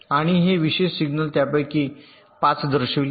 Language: Marathi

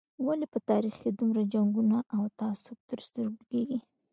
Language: Pashto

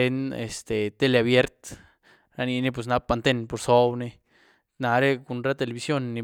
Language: Güilá Zapotec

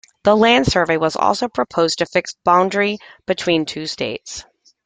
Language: English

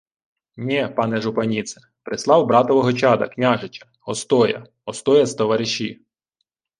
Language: Ukrainian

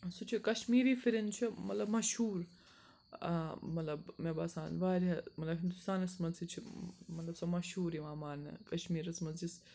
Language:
Kashmiri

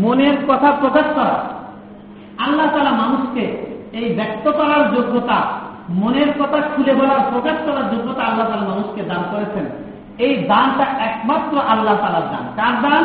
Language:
Bangla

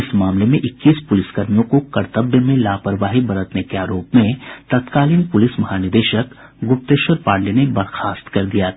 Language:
Hindi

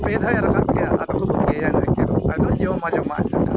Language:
Santali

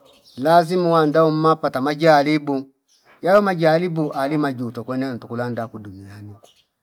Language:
Fipa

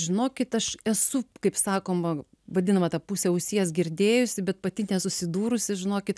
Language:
Lithuanian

